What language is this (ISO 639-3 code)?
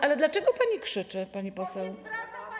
pol